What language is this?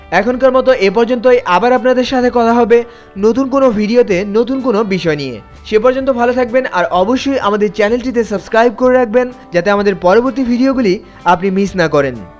Bangla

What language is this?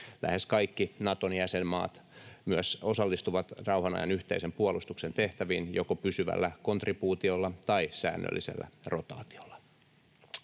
Finnish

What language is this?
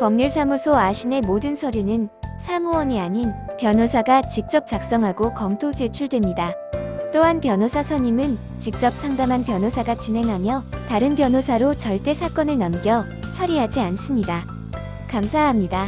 Korean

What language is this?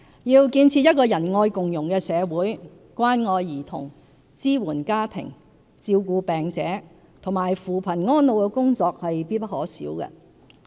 Cantonese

